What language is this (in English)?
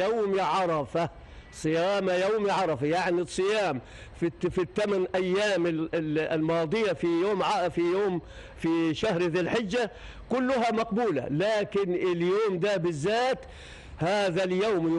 Arabic